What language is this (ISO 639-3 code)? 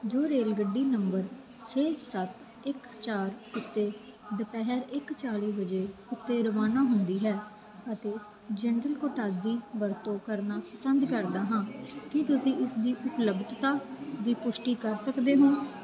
pan